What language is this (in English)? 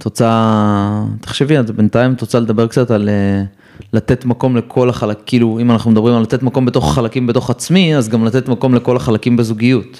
Hebrew